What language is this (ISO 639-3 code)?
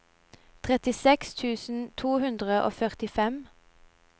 nor